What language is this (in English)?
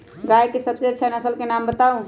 Magahi